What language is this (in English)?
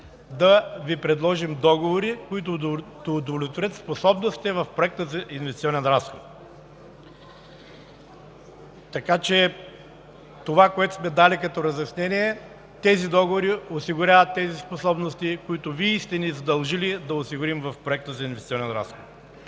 Bulgarian